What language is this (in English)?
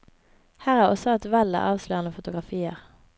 Norwegian